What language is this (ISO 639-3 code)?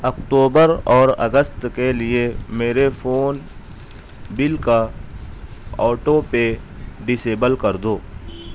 urd